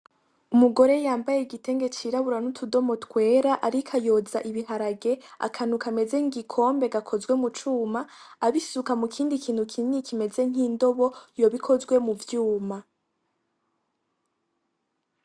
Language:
Rundi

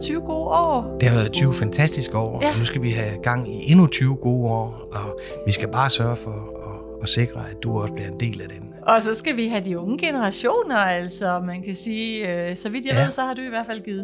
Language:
Danish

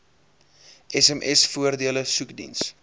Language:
Afrikaans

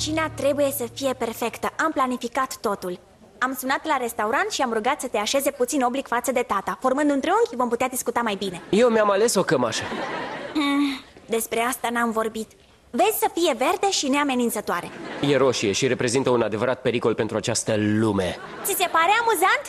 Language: Romanian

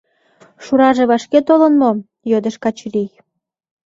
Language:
Mari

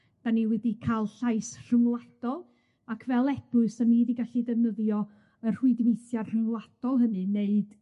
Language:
Welsh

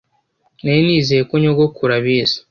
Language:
Kinyarwanda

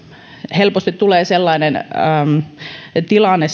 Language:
Finnish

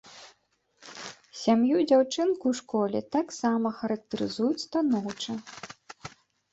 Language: Belarusian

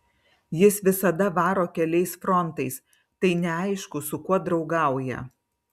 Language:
Lithuanian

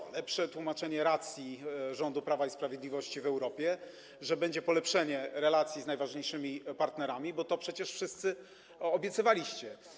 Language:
Polish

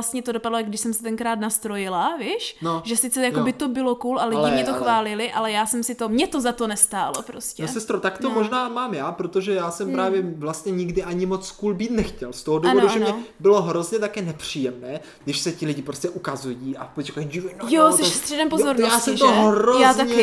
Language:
Czech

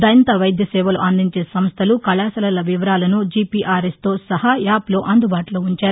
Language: Telugu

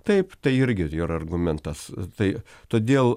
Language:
Lithuanian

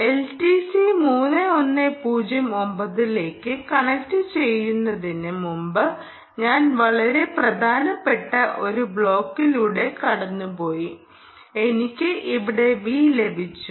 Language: Malayalam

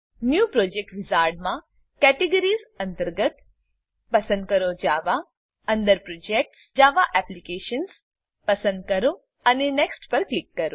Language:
Gujarati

